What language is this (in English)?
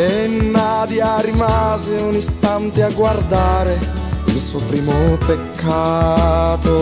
Italian